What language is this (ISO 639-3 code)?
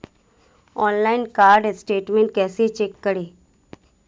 hin